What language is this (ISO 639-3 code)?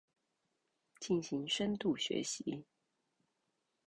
zho